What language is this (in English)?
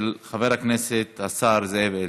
Hebrew